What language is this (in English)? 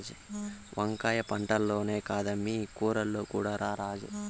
Telugu